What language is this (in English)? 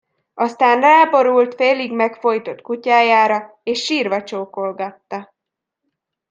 Hungarian